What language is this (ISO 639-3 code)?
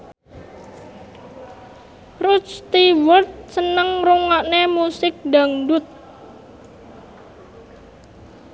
jav